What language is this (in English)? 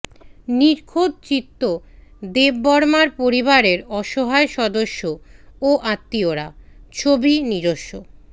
Bangla